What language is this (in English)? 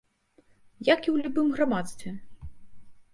Belarusian